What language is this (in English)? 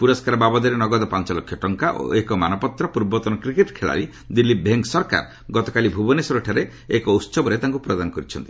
Odia